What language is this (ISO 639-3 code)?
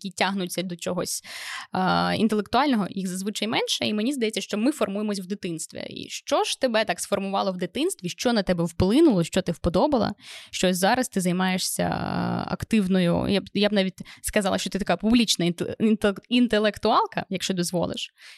ukr